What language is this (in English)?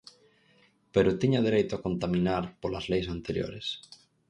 Galician